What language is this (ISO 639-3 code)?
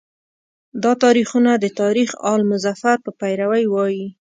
pus